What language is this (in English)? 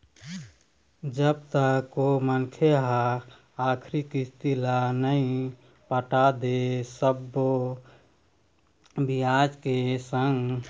Chhattisgarhi